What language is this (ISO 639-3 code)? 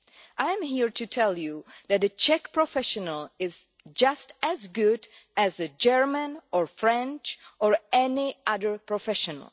eng